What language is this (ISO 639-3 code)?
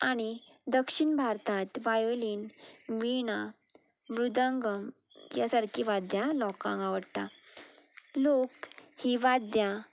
kok